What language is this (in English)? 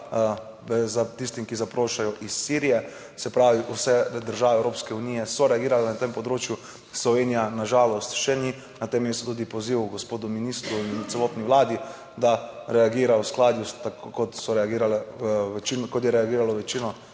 Slovenian